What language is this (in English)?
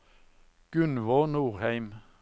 Norwegian